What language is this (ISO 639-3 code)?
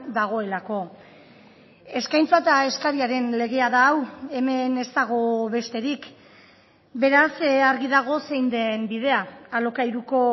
eus